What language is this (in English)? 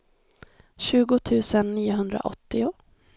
Swedish